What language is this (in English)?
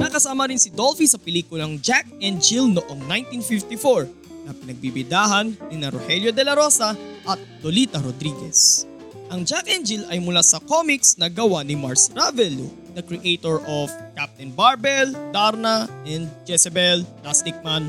Filipino